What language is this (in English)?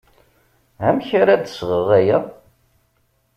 Kabyle